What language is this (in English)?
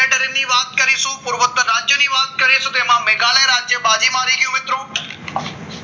Gujarati